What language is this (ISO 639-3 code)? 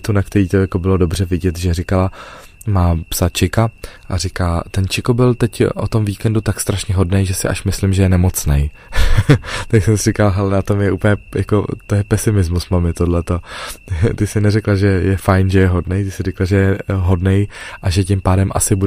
ces